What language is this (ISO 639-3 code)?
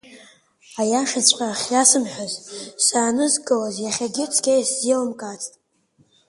abk